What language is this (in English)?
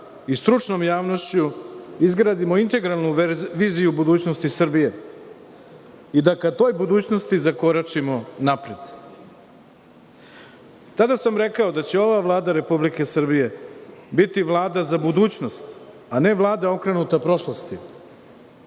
Serbian